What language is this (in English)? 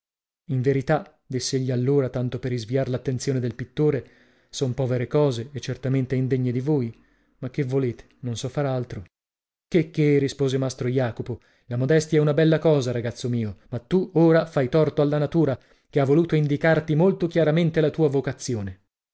Italian